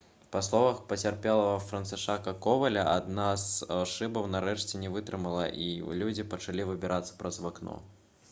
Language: Belarusian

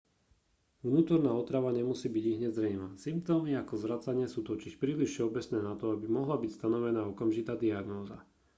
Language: Slovak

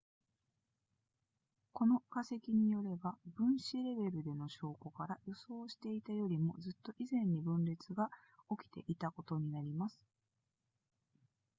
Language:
Japanese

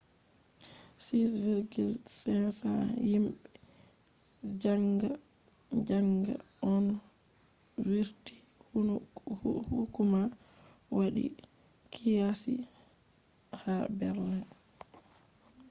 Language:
Fula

